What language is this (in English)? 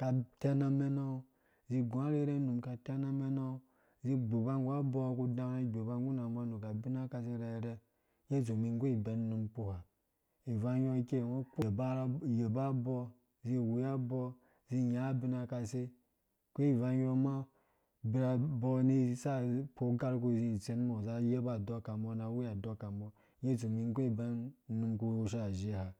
Dũya